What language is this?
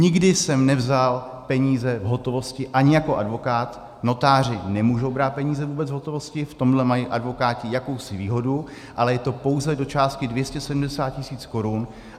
Czech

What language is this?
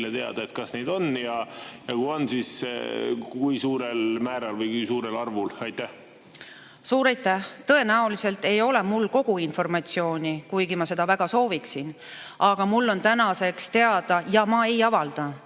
Estonian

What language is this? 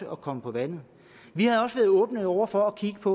Danish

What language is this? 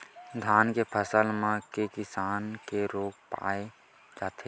Chhattisgarhi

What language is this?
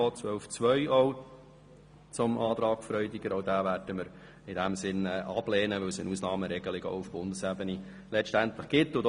Swiss German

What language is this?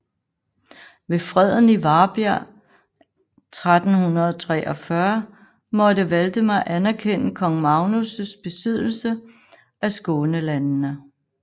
Danish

